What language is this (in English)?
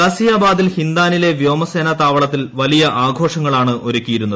Malayalam